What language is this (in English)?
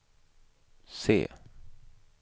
Swedish